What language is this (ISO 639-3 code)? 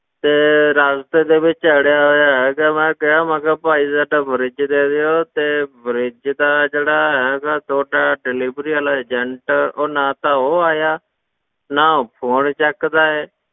pan